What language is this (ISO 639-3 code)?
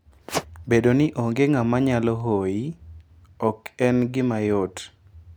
luo